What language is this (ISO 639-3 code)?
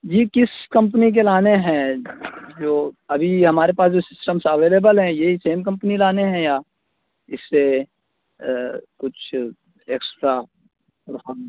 urd